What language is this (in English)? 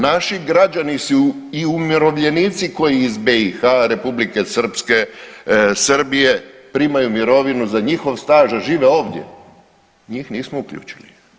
Croatian